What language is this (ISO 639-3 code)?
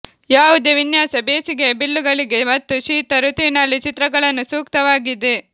kan